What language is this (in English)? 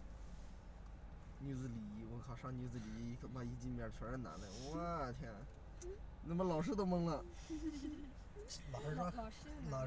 Chinese